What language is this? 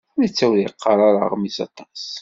Kabyle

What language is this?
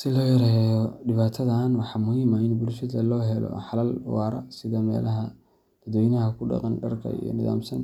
Somali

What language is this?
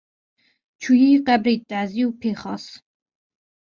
Kurdish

